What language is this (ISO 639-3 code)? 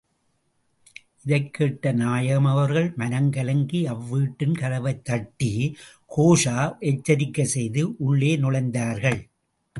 tam